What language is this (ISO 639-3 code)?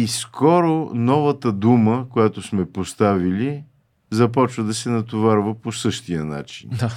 bul